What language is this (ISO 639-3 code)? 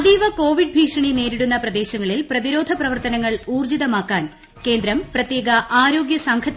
mal